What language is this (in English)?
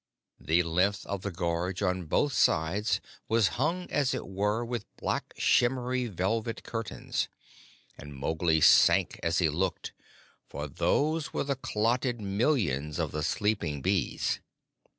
English